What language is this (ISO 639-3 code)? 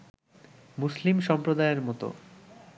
ben